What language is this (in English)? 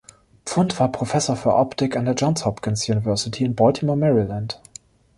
German